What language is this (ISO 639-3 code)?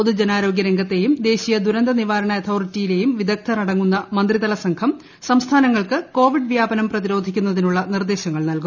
mal